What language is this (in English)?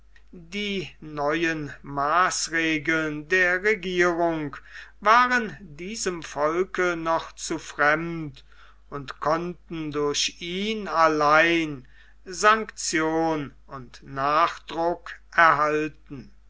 German